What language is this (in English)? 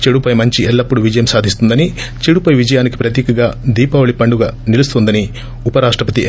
Telugu